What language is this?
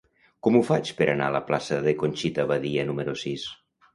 Catalan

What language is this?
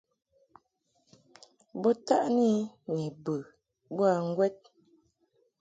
Mungaka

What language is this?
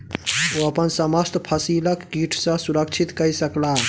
Maithili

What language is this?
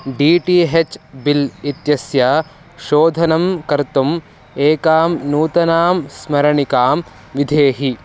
Sanskrit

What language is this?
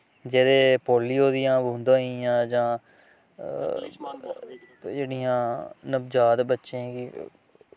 Dogri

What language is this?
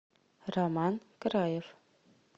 Russian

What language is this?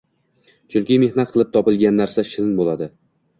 Uzbek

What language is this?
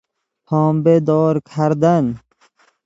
Persian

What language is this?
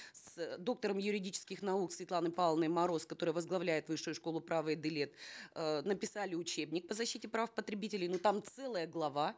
Kazakh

